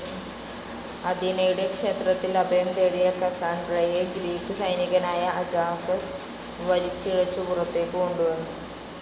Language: Malayalam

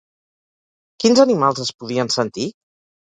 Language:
Catalan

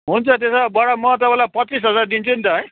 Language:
Nepali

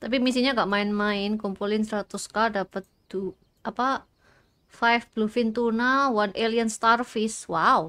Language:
Indonesian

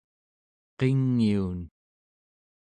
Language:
Central Yupik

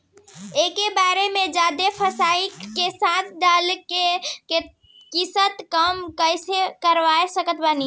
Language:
Bhojpuri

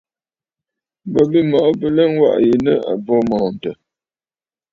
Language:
Bafut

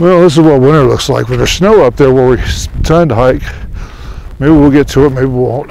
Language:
English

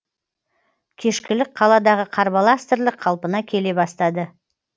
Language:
Kazakh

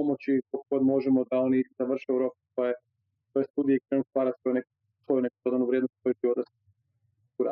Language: Croatian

